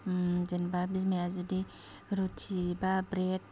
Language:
Bodo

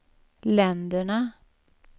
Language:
Swedish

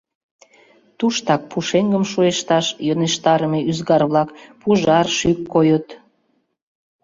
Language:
Mari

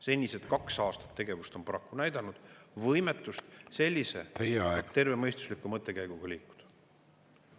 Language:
Estonian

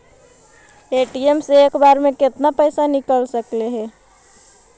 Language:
Magahi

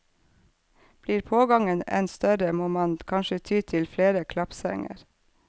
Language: Norwegian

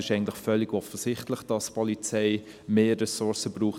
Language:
Swiss German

